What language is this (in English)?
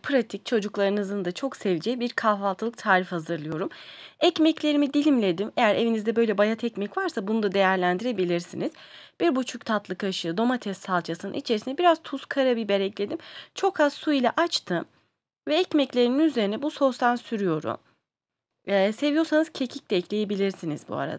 Turkish